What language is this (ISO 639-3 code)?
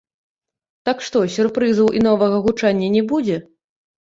bel